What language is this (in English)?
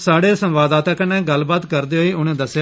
Dogri